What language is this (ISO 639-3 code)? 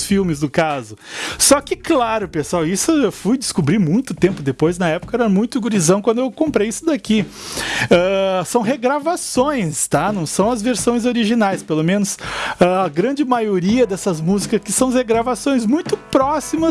por